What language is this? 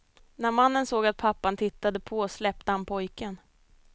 Swedish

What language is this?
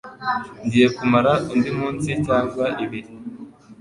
Kinyarwanda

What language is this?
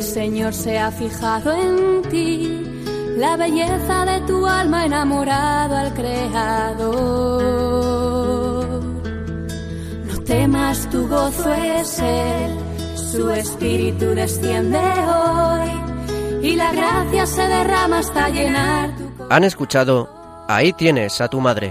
Spanish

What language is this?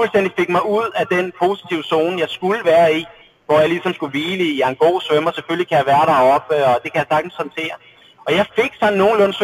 Danish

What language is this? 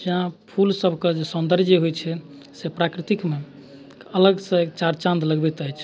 Maithili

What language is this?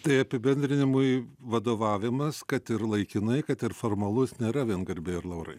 Lithuanian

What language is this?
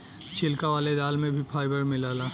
Bhojpuri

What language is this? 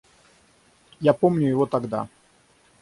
Russian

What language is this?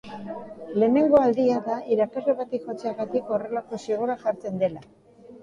Basque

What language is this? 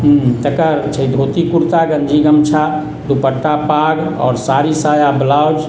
Maithili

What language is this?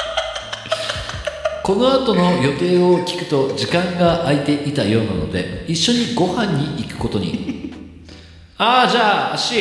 Japanese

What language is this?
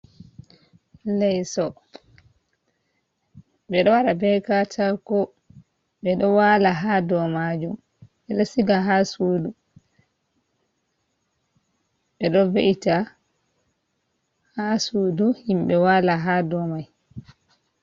Fula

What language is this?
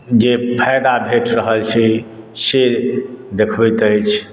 Maithili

